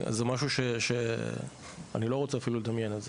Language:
Hebrew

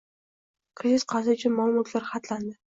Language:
Uzbek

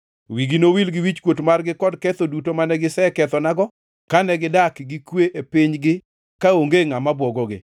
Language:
Luo (Kenya and Tanzania)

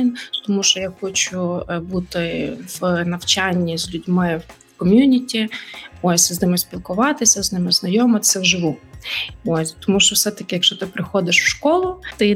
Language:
Ukrainian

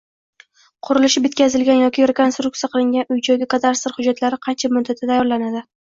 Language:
Uzbek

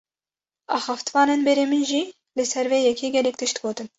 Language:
Kurdish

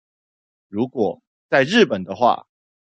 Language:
Chinese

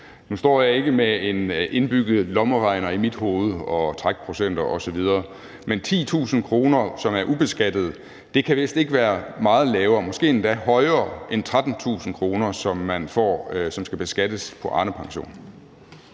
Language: Danish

